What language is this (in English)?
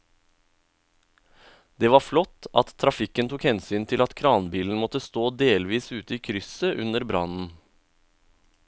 Norwegian